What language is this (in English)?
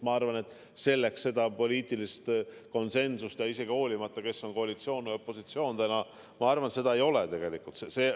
Estonian